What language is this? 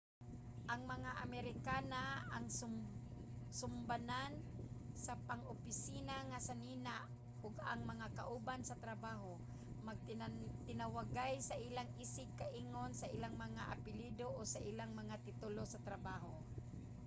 Cebuano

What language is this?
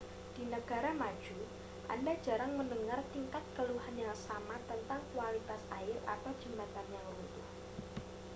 Indonesian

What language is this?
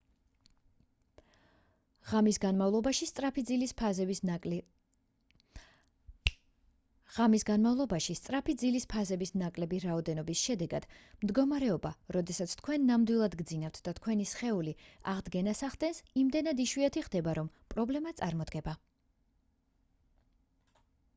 Georgian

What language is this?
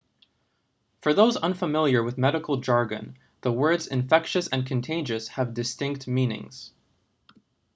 English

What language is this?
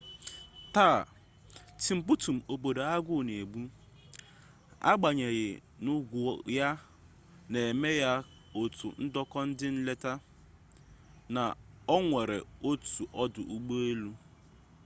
Igbo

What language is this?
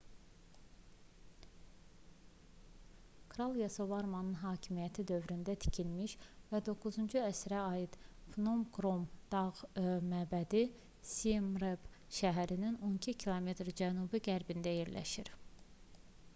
Azerbaijani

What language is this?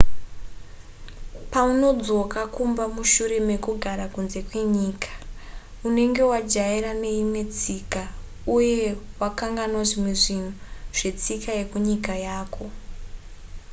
Shona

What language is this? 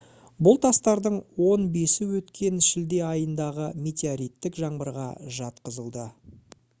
Kazakh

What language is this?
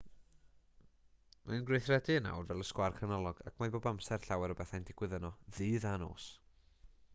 Welsh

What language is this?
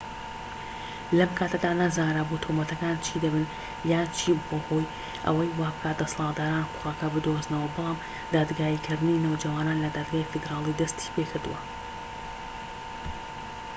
Central Kurdish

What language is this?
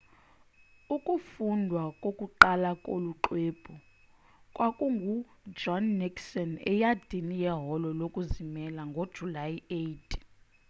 Xhosa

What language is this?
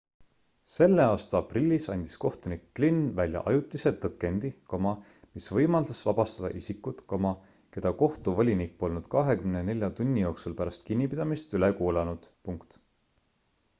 Estonian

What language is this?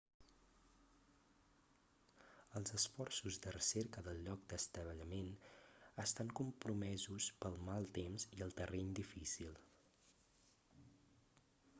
Catalan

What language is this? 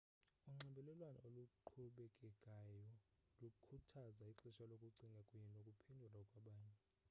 Xhosa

